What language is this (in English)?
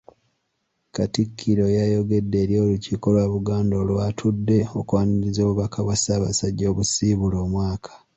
Ganda